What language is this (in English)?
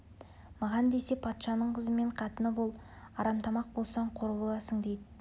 Kazakh